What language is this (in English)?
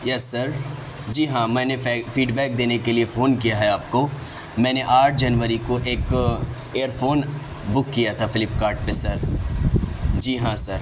Urdu